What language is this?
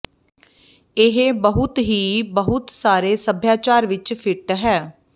Punjabi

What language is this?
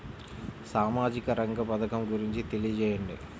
Telugu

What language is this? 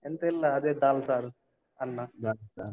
Kannada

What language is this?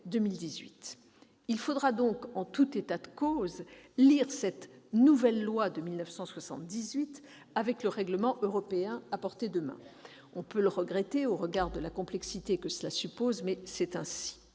French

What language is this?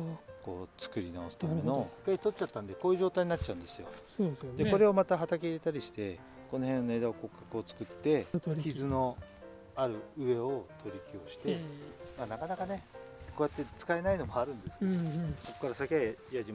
Japanese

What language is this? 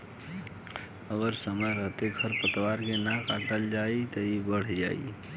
Bhojpuri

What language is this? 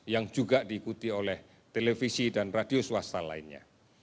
Indonesian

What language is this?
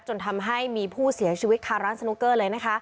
Thai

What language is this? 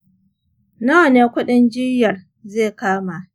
Hausa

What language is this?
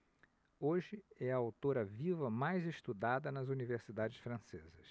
Portuguese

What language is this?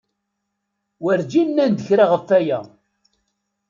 Kabyle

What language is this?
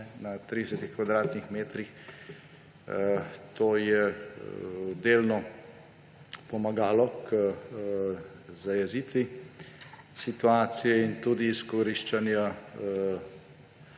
Slovenian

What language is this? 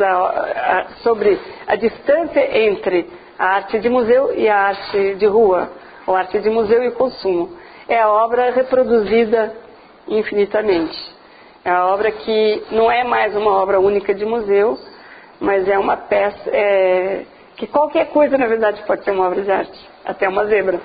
Portuguese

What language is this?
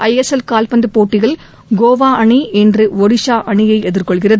Tamil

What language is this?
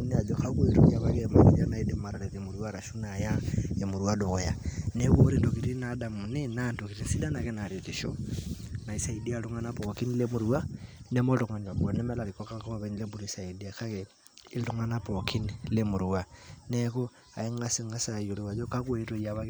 Masai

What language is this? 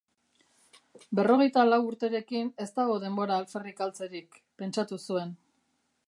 Basque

